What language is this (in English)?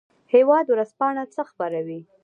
Pashto